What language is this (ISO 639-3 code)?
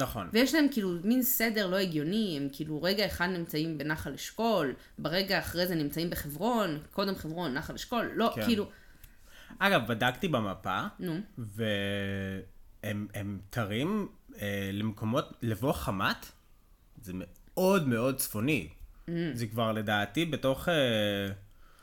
heb